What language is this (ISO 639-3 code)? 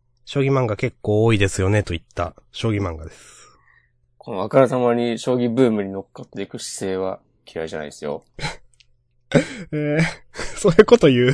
jpn